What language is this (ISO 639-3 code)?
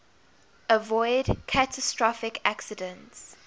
eng